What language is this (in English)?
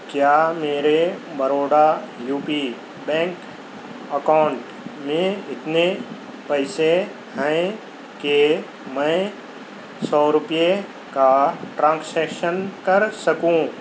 Urdu